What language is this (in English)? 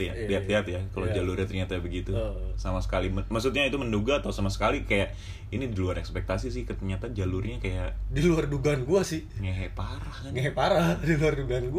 Indonesian